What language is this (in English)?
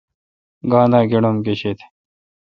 Kalkoti